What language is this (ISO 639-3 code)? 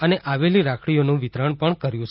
guj